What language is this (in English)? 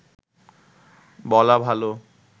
Bangla